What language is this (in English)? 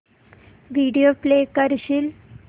Marathi